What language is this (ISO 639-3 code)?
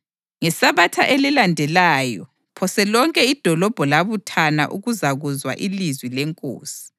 nde